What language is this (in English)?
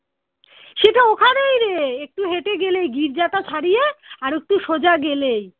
Bangla